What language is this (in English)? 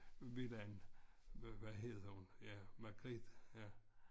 Danish